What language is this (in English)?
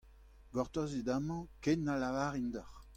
Breton